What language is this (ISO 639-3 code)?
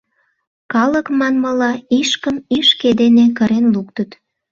chm